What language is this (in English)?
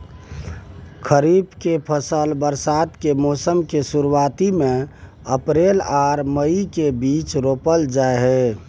Maithili